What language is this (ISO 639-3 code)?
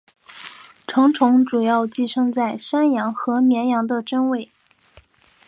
zho